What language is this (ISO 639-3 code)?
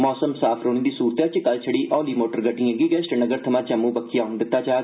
doi